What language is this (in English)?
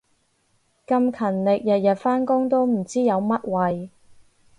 Cantonese